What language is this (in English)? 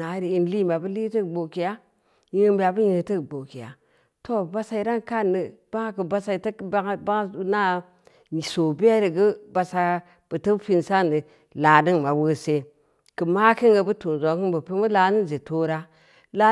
Samba Leko